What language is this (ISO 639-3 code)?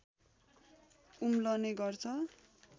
nep